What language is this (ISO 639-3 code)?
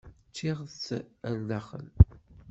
kab